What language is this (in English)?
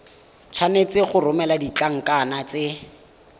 Tswana